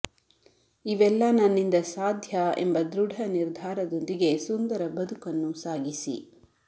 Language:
Kannada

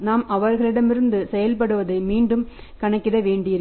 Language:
Tamil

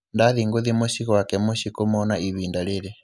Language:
Kikuyu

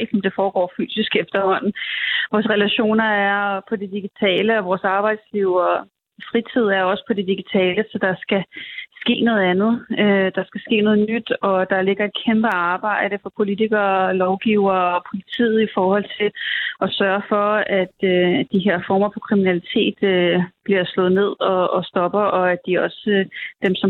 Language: Danish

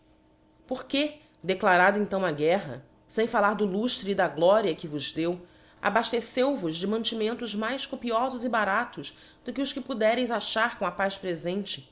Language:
Portuguese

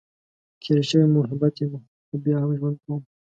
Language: Pashto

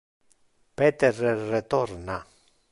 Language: Interlingua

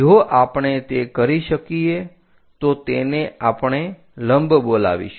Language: Gujarati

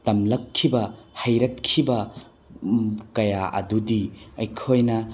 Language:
Manipuri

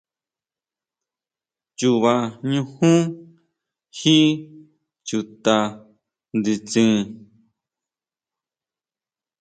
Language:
Huautla Mazatec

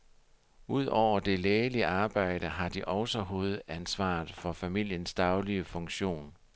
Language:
Danish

